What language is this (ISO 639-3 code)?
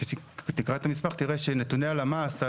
heb